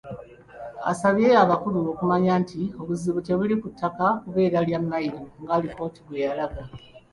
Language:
Ganda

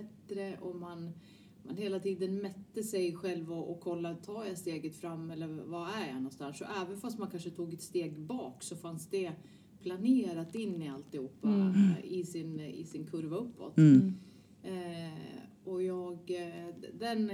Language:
Swedish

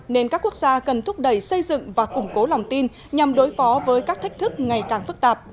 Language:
Vietnamese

